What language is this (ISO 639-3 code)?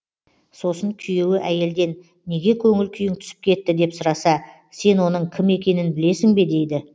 kaz